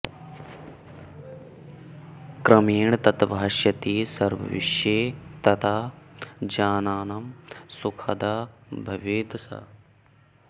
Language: Sanskrit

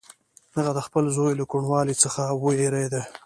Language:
Pashto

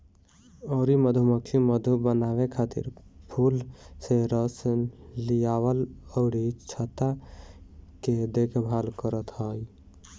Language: Bhojpuri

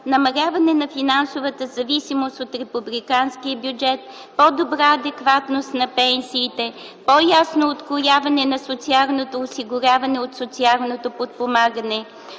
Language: Bulgarian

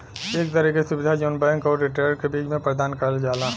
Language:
Bhojpuri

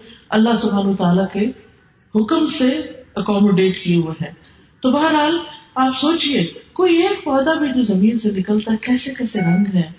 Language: Urdu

